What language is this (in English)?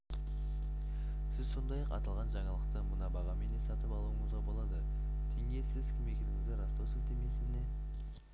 Kazakh